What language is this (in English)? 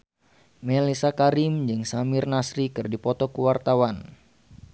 Sundanese